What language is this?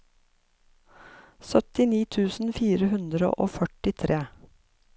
Norwegian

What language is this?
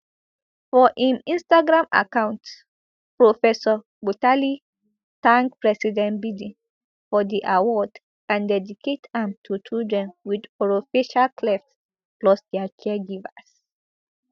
Nigerian Pidgin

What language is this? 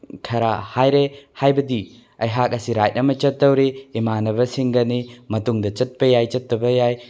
Manipuri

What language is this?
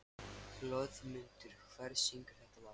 Icelandic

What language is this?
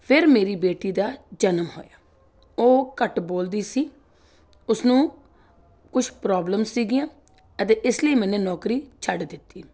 Punjabi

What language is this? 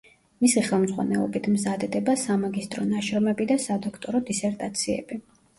Georgian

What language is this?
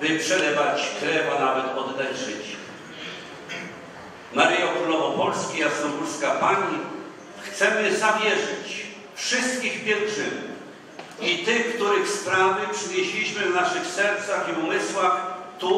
Polish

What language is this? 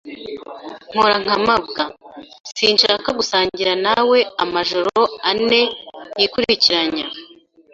Kinyarwanda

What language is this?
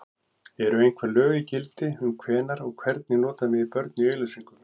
Icelandic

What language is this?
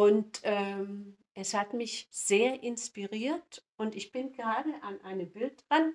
German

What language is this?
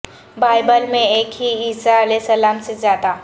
Urdu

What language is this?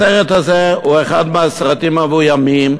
Hebrew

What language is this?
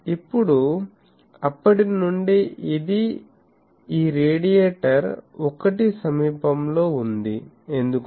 Telugu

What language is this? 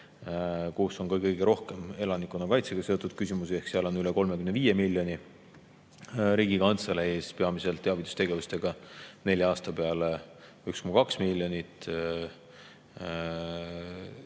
Estonian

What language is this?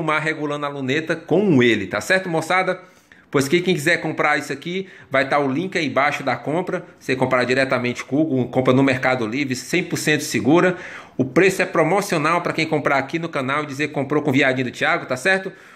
Portuguese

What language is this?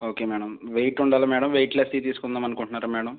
Telugu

